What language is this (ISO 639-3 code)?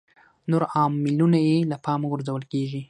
pus